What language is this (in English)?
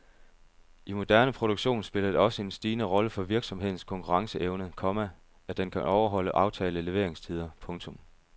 Danish